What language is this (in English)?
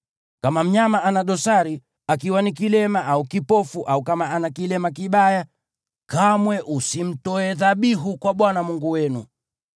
Swahili